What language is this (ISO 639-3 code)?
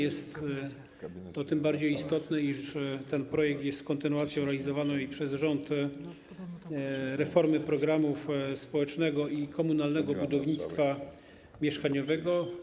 pol